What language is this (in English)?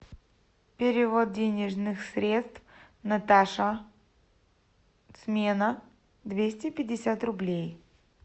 Russian